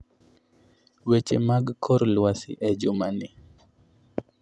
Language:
Luo (Kenya and Tanzania)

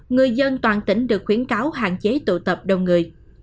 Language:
Vietnamese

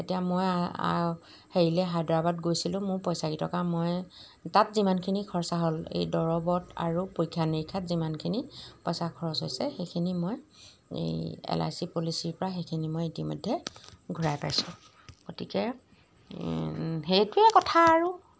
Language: Assamese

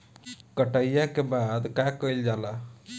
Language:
Bhojpuri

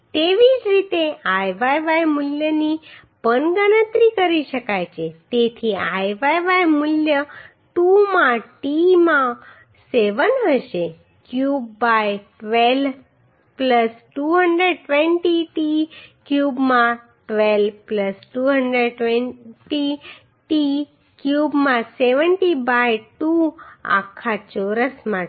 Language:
Gujarati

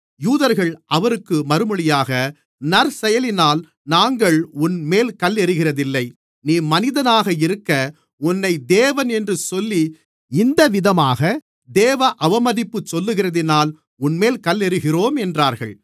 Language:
Tamil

